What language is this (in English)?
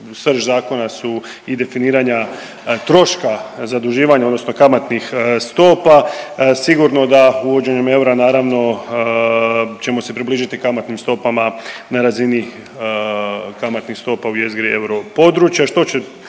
Croatian